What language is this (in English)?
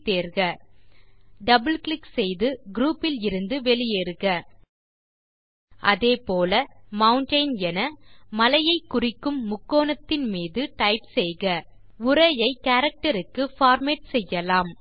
Tamil